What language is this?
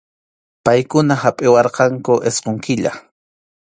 Arequipa-La Unión Quechua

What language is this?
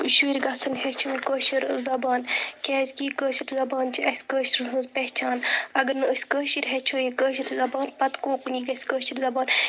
Kashmiri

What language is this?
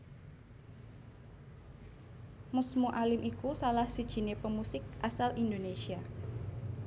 Javanese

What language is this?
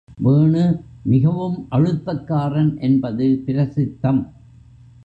Tamil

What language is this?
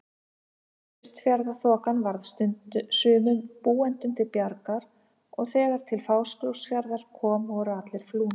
Icelandic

